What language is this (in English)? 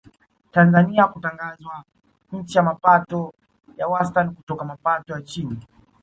Swahili